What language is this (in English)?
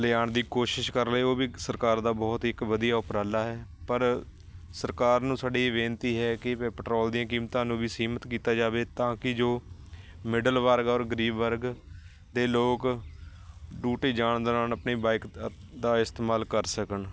Punjabi